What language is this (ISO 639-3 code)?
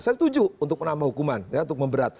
ind